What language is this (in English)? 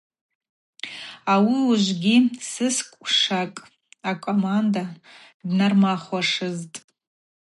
Abaza